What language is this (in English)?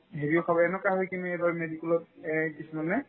Assamese